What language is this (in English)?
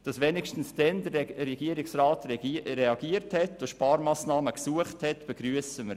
Swiss German